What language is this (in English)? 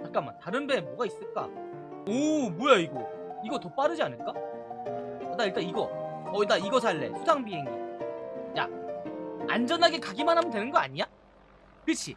Korean